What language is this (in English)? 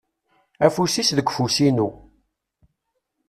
Kabyle